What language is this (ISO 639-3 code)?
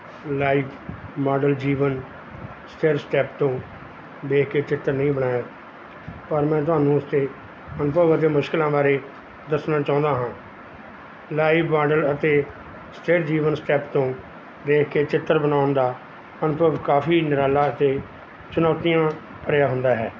pan